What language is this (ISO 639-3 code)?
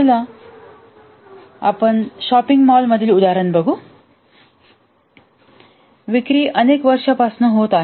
mar